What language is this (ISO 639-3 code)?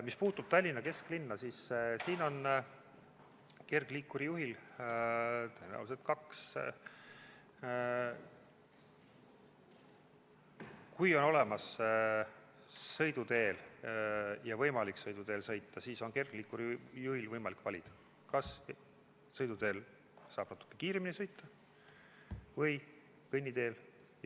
est